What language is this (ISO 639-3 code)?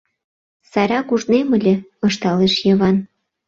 chm